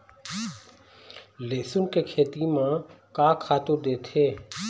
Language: Chhattisgarhi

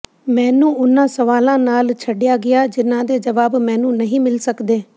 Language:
Punjabi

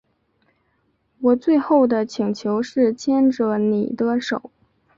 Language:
Chinese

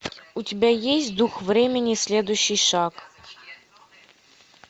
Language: Russian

